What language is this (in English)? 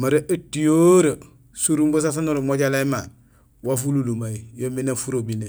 Gusilay